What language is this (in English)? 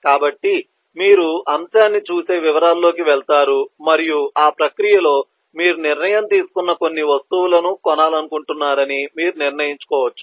Telugu